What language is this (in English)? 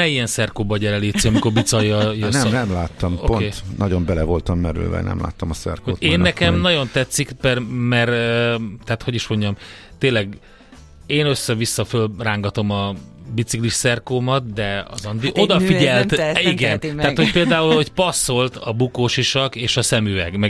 Hungarian